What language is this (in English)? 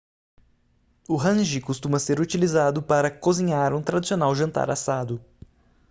Portuguese